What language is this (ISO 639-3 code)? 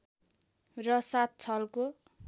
nep